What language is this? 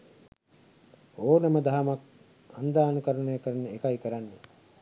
Sinhala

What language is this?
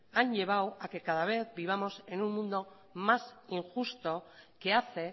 Spanish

